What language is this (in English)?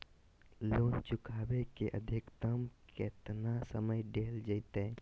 Magahi